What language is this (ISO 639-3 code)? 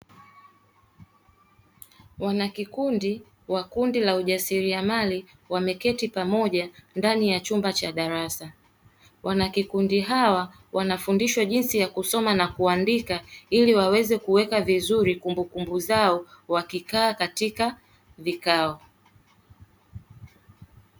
swa